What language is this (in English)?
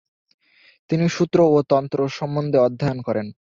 Bangla